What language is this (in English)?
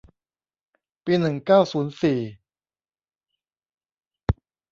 Thai